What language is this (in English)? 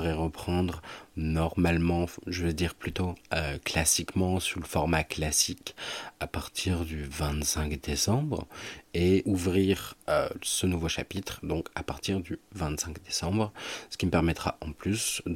French